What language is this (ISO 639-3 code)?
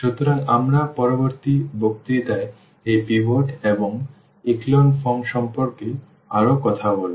ben